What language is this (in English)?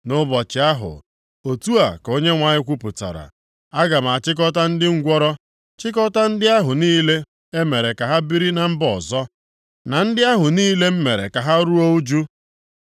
Igbo